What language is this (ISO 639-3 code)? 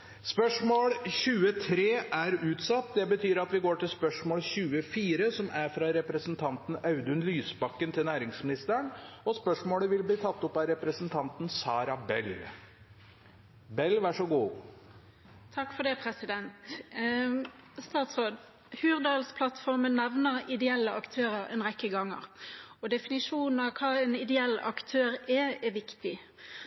nob